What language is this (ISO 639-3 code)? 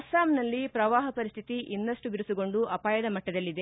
kan